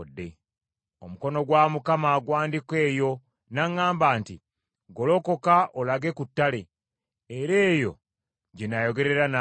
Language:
Ganda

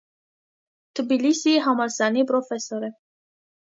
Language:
Armenian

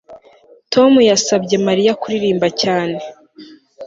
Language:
Kinyarwanda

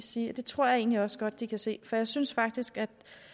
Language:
Danish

